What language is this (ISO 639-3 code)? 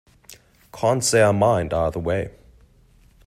eng